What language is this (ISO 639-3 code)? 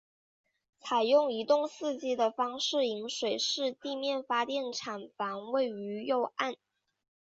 zho